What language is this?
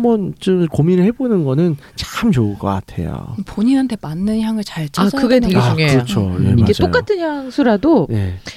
Korean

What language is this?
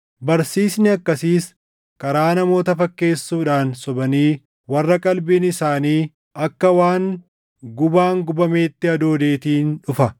Oromo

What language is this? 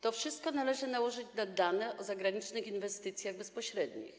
Polish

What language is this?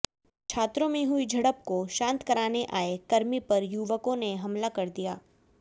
Hindi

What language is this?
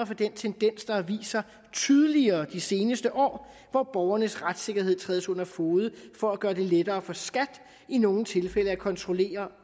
Danish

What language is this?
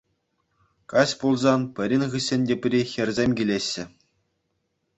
Chuvash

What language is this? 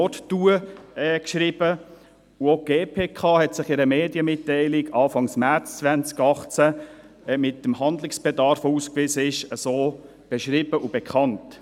Swiss German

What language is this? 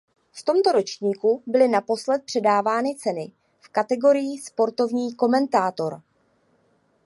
Czech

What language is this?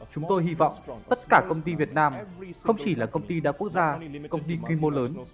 Vietnamese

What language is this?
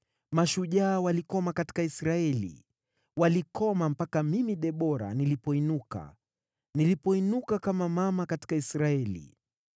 Swahili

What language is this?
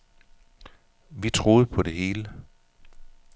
Danish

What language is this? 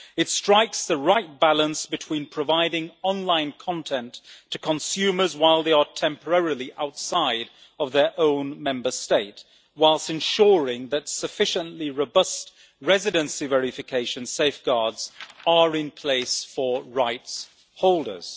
English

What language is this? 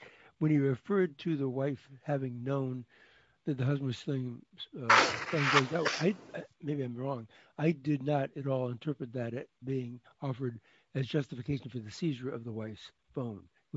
English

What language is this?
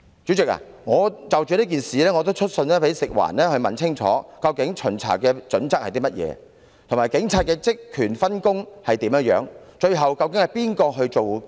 Cantonese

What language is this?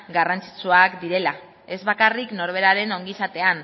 Basque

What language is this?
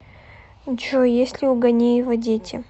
Russian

